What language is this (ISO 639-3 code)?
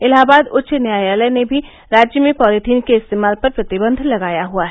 hin